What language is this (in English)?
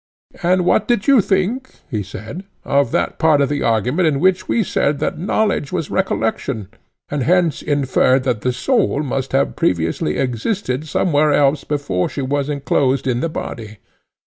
English